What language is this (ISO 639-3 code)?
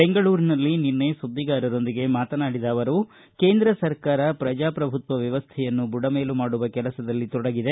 kan